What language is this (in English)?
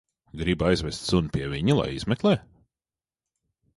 Latvian